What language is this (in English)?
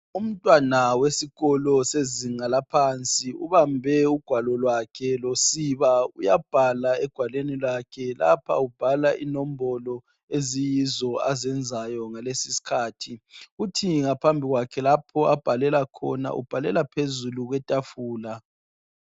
North Ndebele